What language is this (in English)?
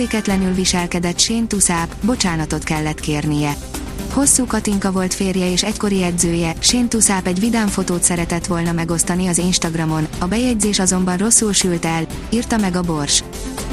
Hungarian